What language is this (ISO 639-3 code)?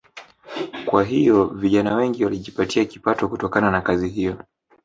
swa